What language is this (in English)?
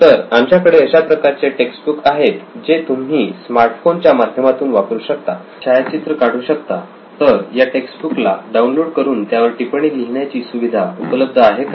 Marathi